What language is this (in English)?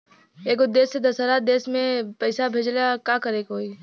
Bhojpuri